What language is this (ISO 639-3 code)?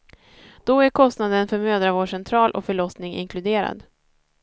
swe